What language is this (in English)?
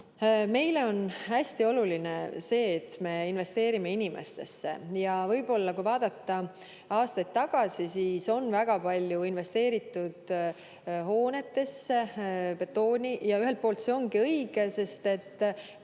Estonian